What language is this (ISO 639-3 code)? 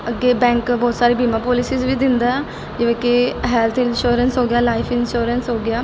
pan